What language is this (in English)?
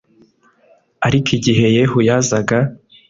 Kinyarwanda